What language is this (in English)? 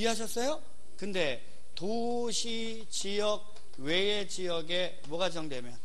Korean